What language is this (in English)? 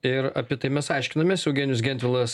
Lithuanian